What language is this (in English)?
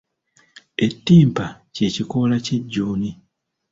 Ganda